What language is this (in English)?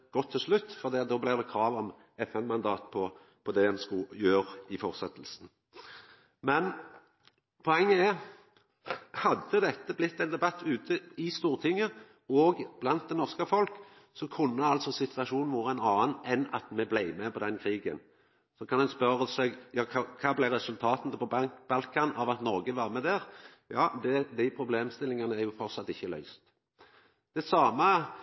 Norwegian Nynorsk